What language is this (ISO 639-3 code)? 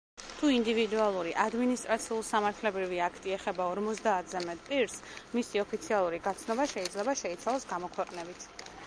kat